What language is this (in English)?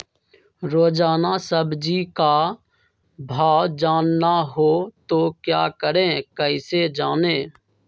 Magahi